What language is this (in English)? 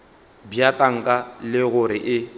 Northern Sotho